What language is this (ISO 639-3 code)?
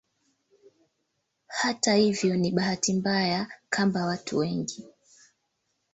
swa